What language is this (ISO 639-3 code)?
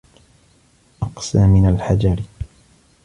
ara